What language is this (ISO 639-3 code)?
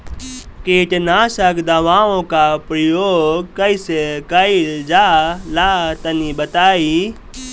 bho